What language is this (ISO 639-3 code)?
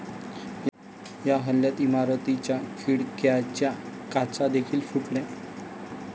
mar